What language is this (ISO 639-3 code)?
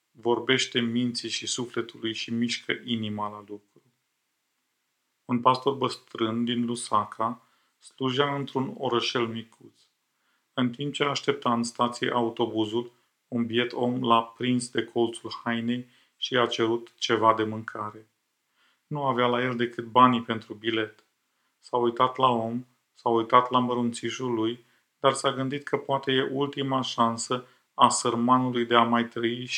ron